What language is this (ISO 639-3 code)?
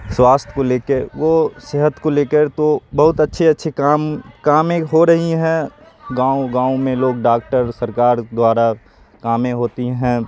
urd